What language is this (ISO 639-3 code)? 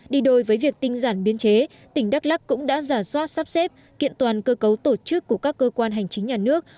vie